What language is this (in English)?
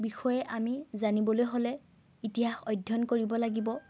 Assamese